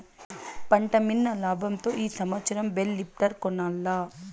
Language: Telugu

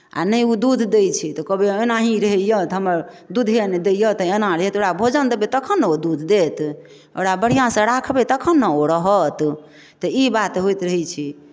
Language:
Maithili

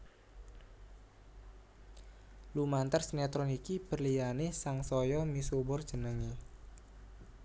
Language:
Javanese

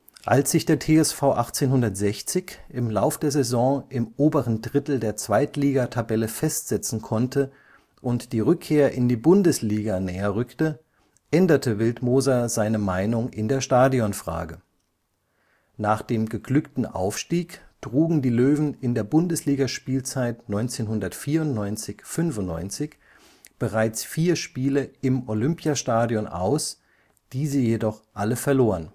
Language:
German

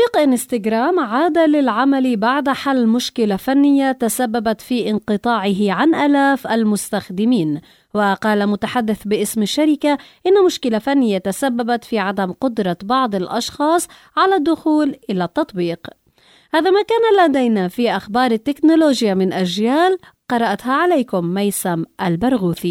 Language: Arabic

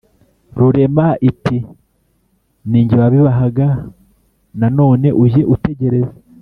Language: Kinyarwanda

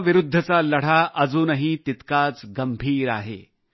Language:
Marathi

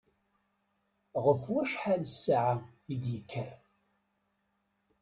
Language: Kabyle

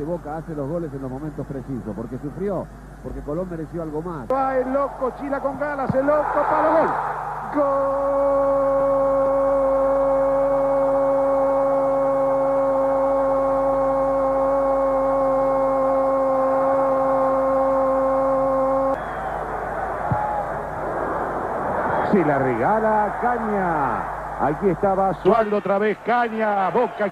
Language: Spanish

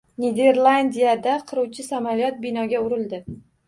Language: Uzbek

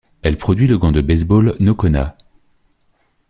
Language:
French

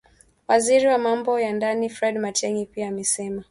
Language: Swahili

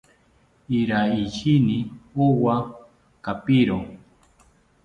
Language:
South Ucayali Ashéninka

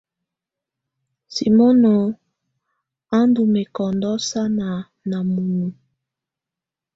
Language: Tunen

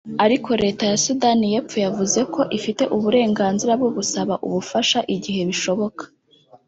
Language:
Kinyarwanda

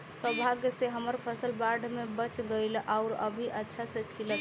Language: Bhojpuri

